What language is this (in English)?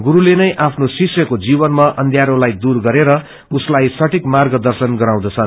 Nepali